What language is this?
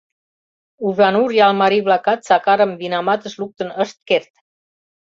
Mari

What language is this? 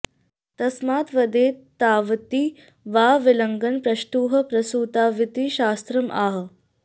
Sanskrit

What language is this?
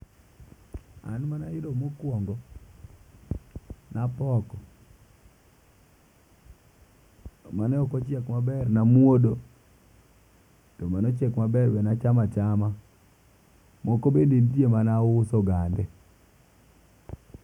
Luo (Kenya and Tanzania)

